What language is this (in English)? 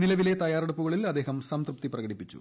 Malayalam